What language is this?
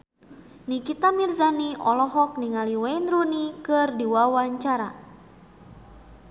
Sundanese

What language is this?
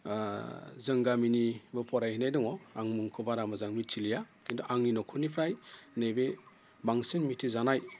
Bodo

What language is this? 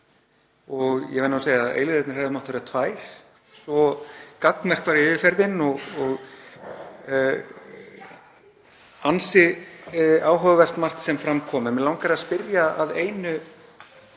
Icelandic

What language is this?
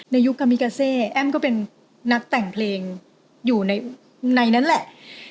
Thai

